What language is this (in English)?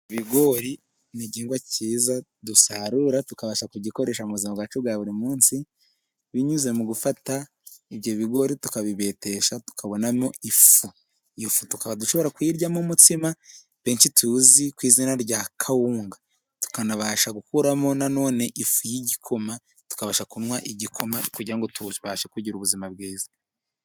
Kinyarwanda